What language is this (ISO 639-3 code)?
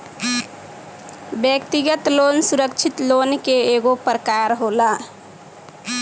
bho